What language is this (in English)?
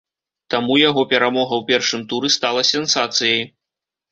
Belarusian